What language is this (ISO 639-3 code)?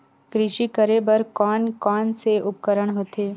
hne